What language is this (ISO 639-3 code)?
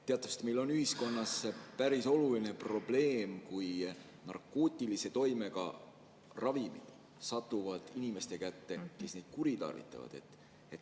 est